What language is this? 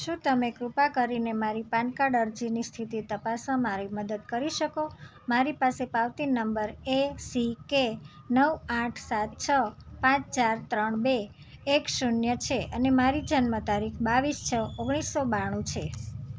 Gujarati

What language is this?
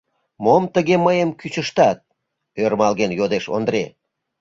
Mari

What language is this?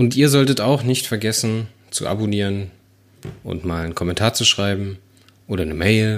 German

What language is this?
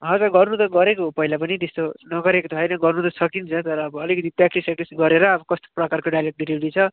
Nepali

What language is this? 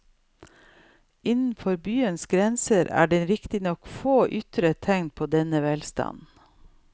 Norwegian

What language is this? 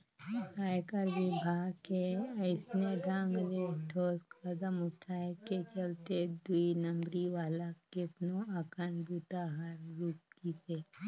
Chhattisgarhi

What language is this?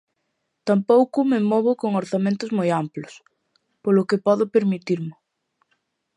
Galician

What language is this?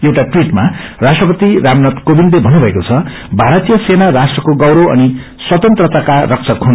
Nepali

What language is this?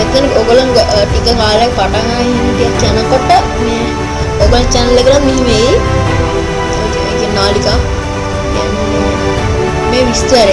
Indonesian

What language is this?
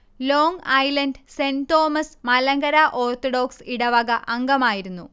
Malayalam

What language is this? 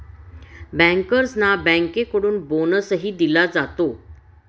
Marathi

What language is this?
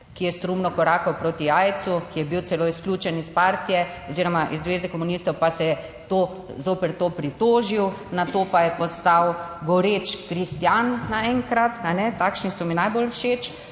Slovenian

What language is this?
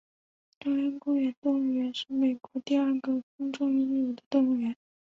Chinese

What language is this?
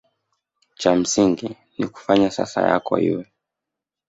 Swahili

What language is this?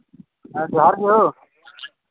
Santali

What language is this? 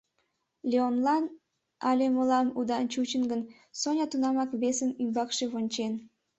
Mari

